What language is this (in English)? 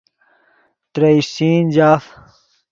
Yidgha